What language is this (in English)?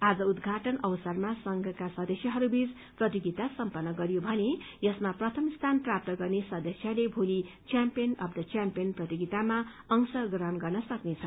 Nepali